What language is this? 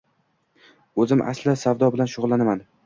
Uzbek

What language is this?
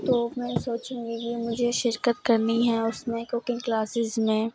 Urdu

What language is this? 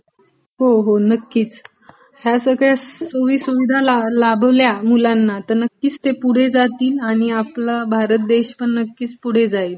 Marathi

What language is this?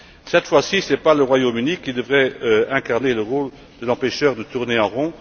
French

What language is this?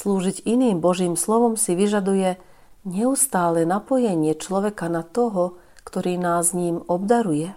Slovak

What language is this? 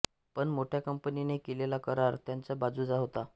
Marathi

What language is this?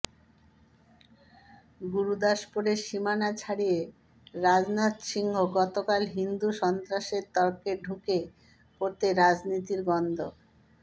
Bangla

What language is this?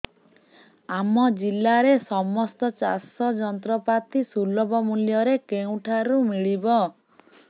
Odia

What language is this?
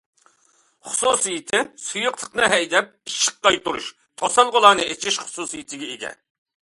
Uyghur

